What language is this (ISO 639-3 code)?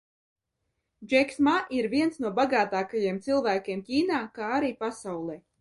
lav